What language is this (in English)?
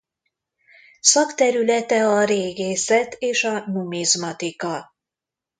Hungarian